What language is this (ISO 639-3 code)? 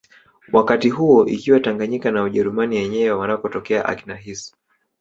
swa